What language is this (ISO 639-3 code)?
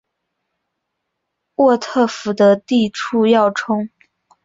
zho